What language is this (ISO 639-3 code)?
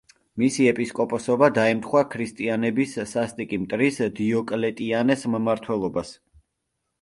kat